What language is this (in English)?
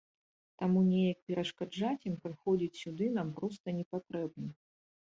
Belarusian